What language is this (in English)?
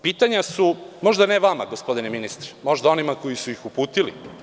Serbian